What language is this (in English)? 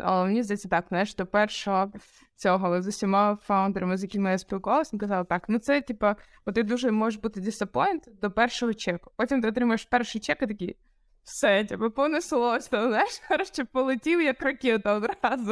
Ukrainian